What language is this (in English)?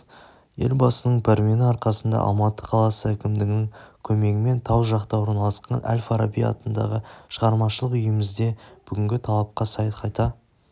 Kazakh